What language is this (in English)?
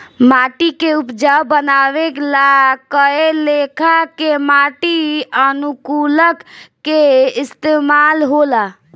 Bhojpuri